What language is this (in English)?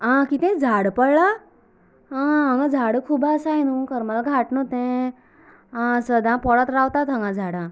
Konkani